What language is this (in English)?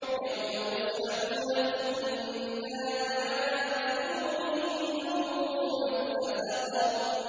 Arabic